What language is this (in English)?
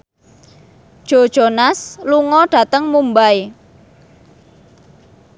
Javanese